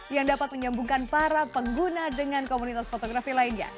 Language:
Indonesian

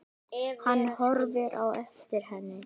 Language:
Icelandic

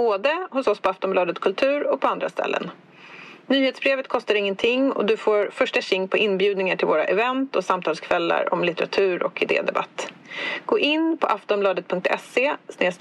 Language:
Swedish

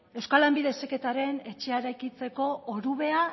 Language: Basque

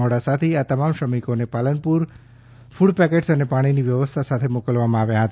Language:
Gujarati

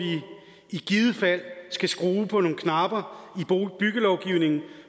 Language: Danish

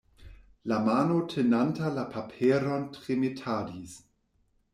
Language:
Esperanto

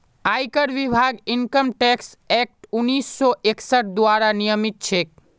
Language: Magahi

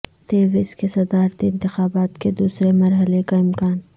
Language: Urdu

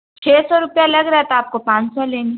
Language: Urdu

